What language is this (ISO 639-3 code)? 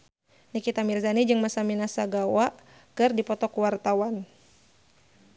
sun